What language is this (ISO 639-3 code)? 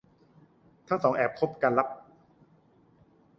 tha